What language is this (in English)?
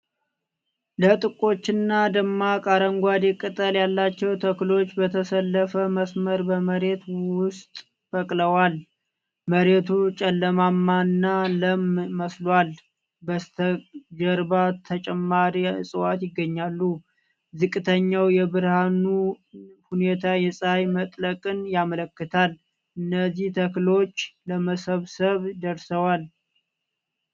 Amharic